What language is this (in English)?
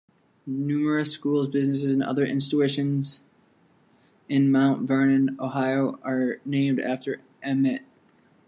English